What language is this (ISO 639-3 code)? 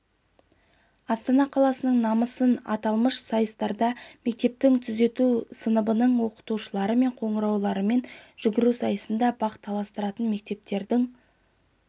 kaz